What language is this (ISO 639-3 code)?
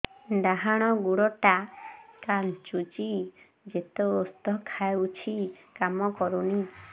ori